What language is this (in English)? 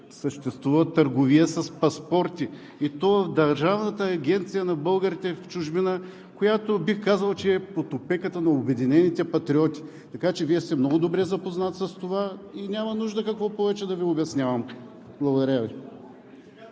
Bulgarian